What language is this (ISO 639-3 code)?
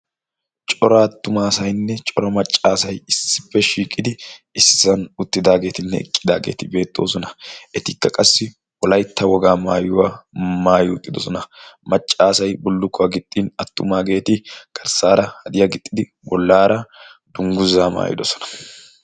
wal